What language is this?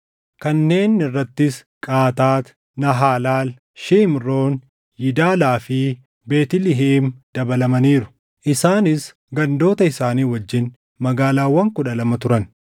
Oromo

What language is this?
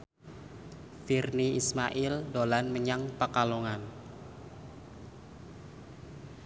Javanese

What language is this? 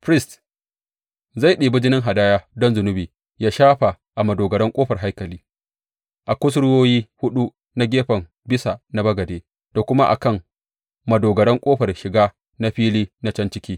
Hausa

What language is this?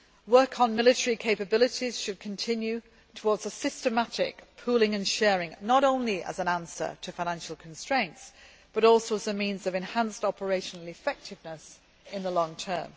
English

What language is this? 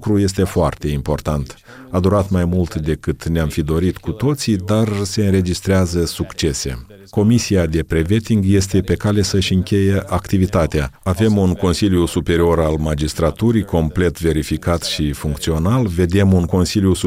Romanian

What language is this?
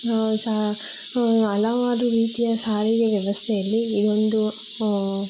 Kannada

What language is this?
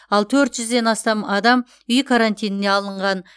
Kazakh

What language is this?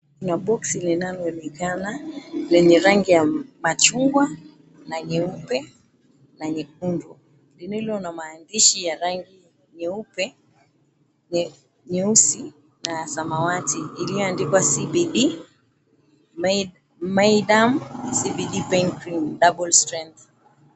Swahili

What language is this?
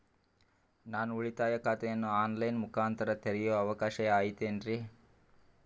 Kannada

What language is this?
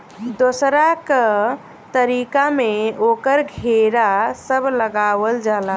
Bhojpuri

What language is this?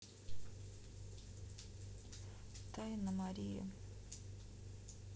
Russian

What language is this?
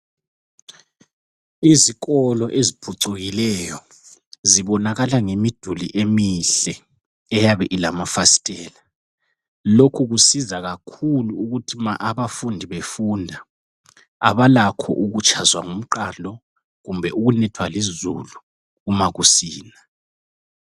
North Ndebele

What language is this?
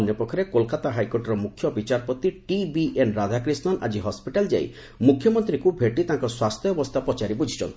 Odia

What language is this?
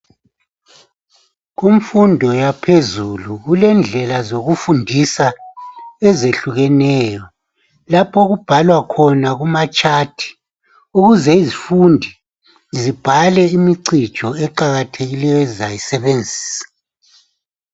North Ndebele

